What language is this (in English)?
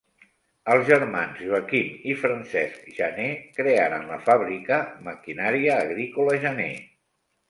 Catalan